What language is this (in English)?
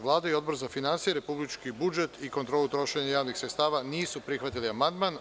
Serbian